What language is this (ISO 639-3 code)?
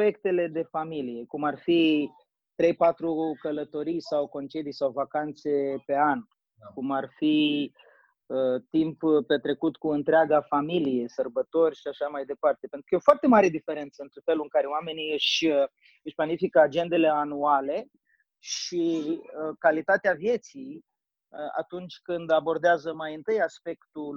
ron